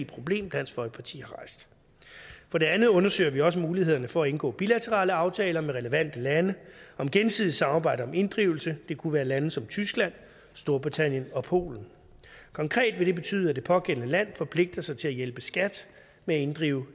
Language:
Danish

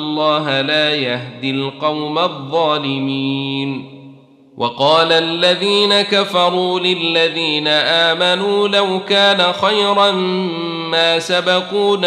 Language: Arabic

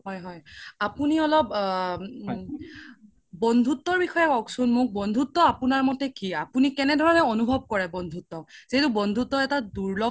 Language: Assamese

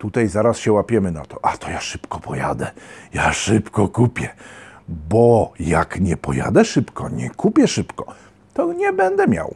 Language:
Polish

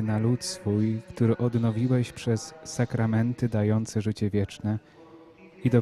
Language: Polish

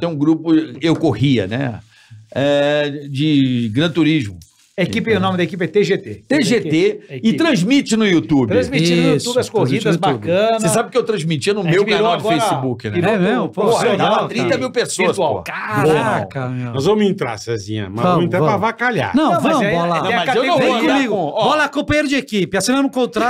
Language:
Portuguese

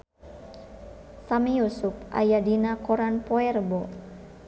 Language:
Sundanese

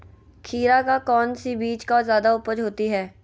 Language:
Magahi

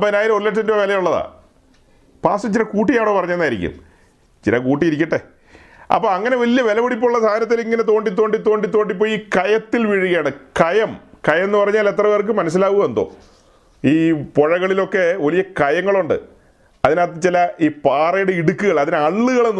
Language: Malayalam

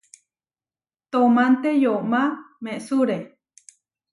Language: Huarijio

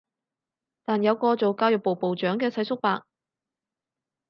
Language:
Cantonese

